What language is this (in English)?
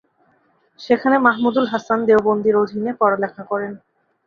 Bangla